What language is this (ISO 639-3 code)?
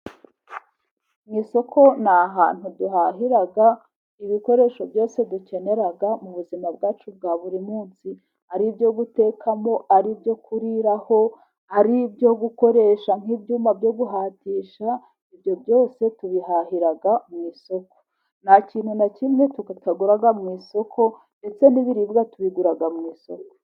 kin